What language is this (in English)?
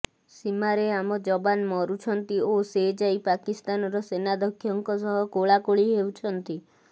Odia